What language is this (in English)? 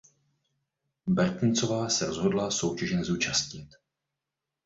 Czech